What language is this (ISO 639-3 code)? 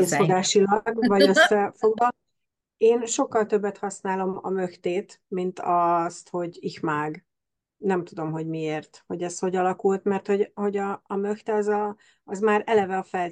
hun